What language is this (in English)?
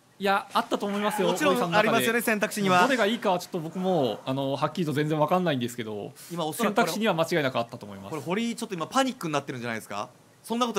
Japanese